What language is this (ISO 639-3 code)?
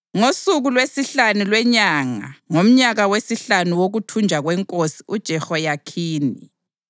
nde